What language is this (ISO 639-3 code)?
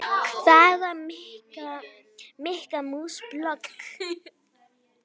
isl